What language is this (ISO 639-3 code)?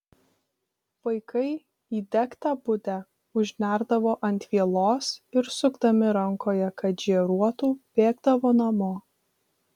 lit